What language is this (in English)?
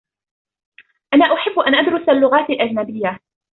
Arabic